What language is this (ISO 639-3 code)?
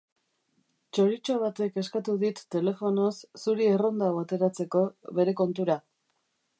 eus